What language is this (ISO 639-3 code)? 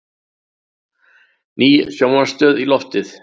isl